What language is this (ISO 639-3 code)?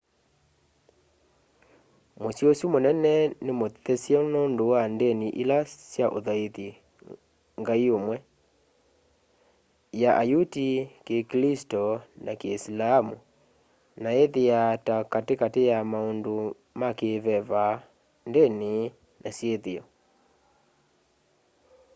kam